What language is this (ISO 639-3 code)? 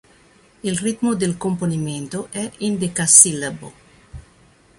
ita